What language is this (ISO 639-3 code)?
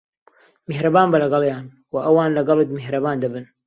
ckb